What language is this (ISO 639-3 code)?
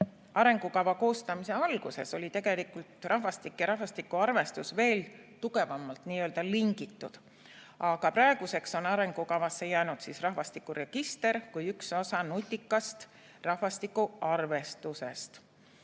est